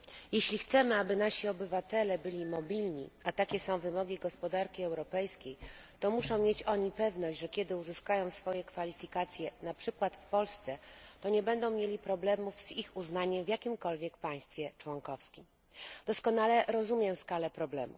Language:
Polish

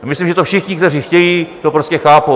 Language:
Czech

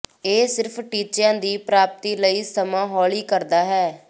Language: Punjabi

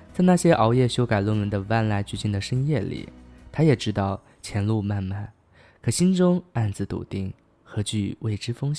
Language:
Chinese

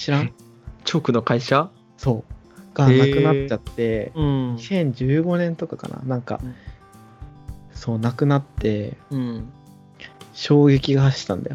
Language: Japanese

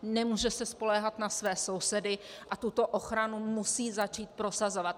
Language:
Czech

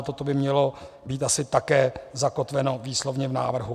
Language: Czech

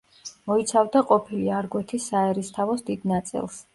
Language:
Georgian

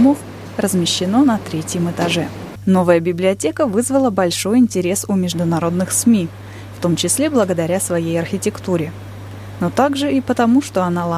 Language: Russian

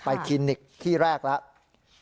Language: Thai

